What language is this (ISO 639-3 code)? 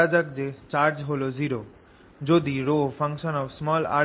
ben